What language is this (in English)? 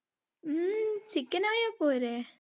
Malayalam